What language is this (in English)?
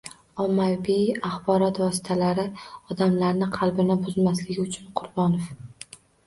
Uzbek